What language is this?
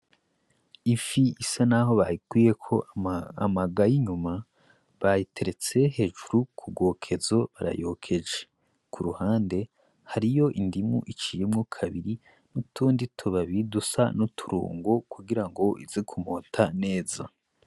Rundi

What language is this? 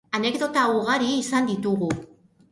Basque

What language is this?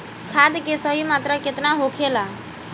Bhojpuri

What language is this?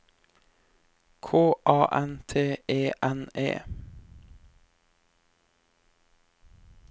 Norwegian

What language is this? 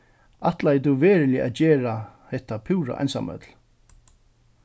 Faroese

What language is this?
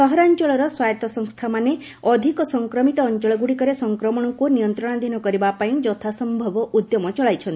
Odia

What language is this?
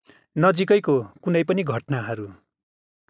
Nepali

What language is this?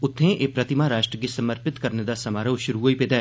Dogri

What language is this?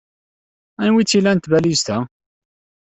Kabyle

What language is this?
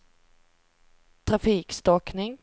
Swedish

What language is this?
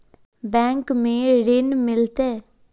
Magahi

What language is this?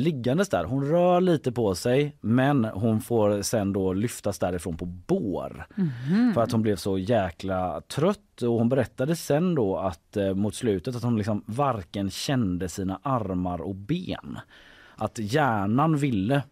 Swedish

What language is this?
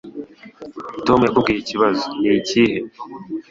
Kinyarwanda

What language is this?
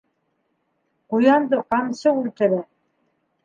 Bashkir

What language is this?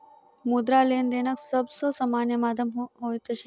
Maithili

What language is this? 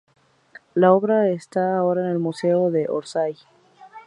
Spanish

